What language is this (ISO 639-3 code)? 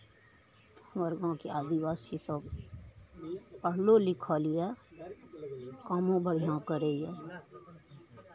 mai